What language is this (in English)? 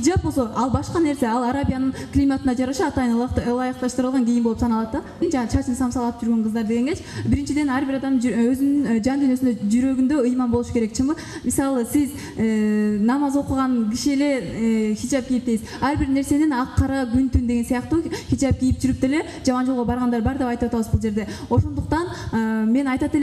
Turkish